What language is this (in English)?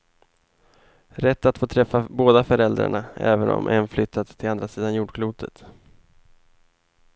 Swedish